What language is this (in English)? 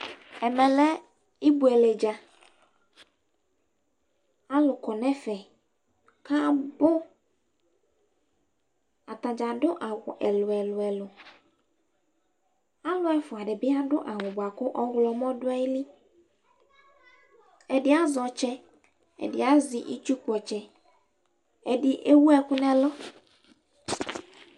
Ikposo